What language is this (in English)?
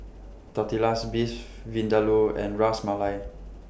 English